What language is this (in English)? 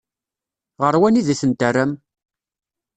Kabyle